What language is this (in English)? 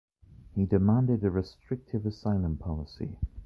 English